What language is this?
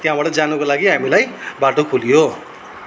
Nepali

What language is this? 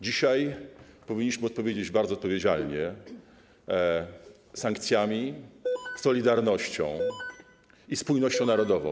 Polish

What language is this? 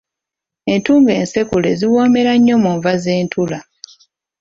Ganda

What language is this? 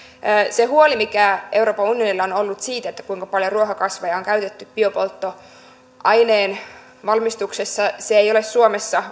Finnish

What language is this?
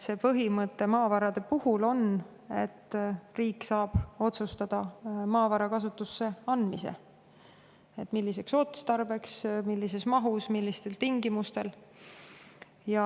Estonian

